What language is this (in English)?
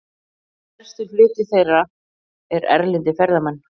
Icelandic